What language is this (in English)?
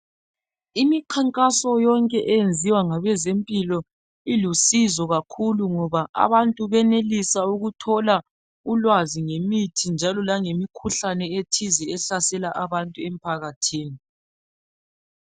North Ndebele